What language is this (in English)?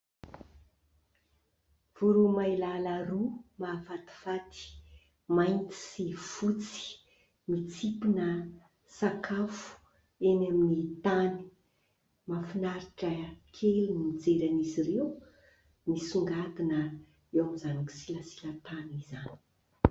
Malagasy